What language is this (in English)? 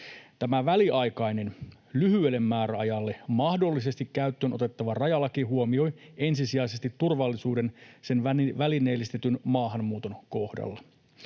Finnish